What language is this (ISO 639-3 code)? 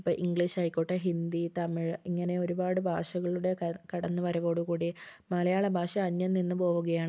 mal